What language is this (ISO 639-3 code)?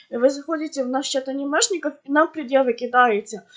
rus